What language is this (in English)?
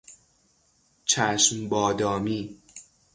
Persian